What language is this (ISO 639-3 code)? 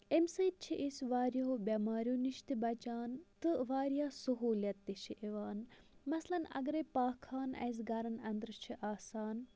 kas